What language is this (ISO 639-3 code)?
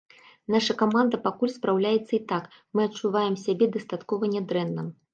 bel